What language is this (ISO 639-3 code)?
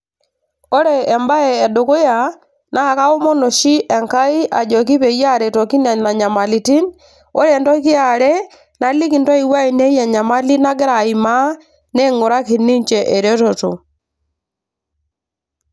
mas